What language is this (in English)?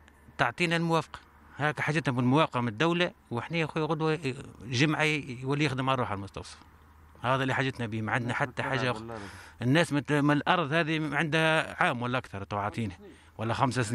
Arabic